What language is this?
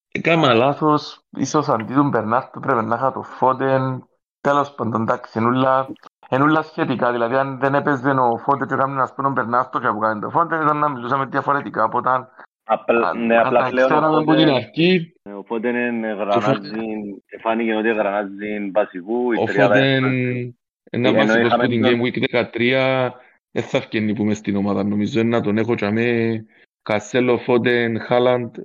Greek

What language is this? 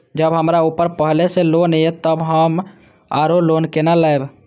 Maithili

